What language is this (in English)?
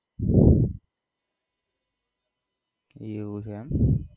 Gujarati